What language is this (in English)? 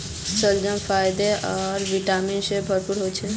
Magahi